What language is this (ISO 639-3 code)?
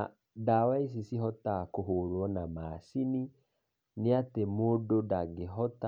kik